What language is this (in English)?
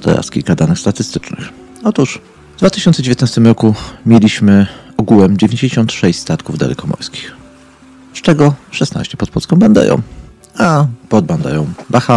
Polish